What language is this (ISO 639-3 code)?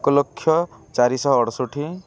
ori